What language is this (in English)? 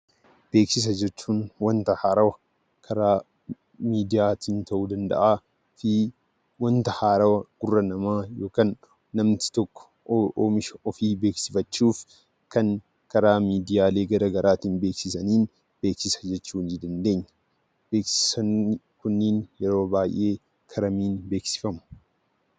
Oromo